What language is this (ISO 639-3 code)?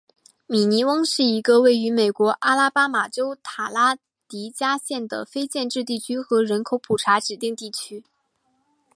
zho